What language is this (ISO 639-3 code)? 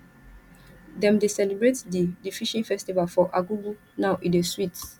pcm